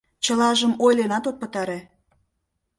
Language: Mari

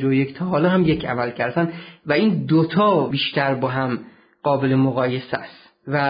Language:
Persian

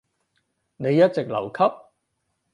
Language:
Cantonese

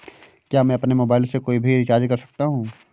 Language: Hindi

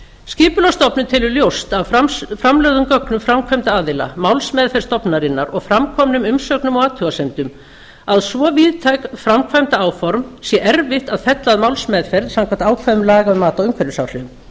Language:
Icelandic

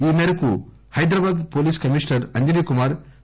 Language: Telugu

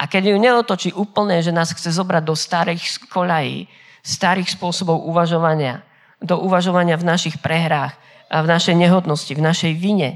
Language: Slovak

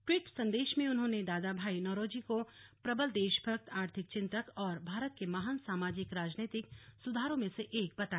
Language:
Hindi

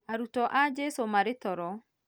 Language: Kikuyu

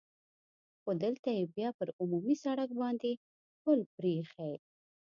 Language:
Pashto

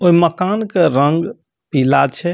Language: Maithili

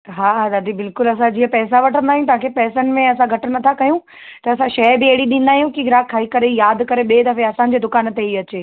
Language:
Sindhi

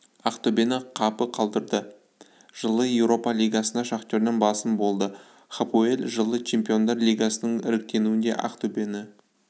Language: Kazakh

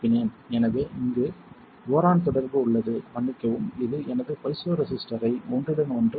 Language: Tamil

